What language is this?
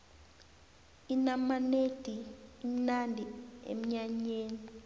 South Ndebele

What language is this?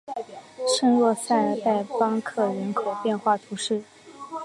Chinese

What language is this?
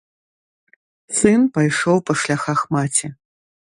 Belarusian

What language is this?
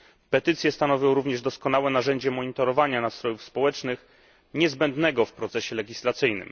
Polish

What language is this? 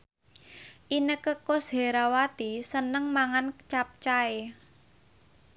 Javanese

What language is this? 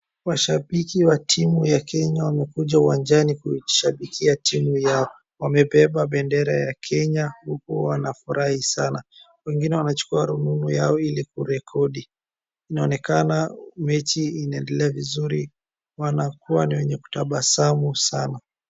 Swahili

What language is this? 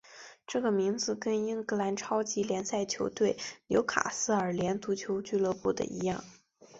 Chinese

